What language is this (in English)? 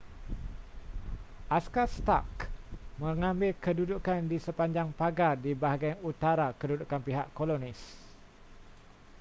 Malay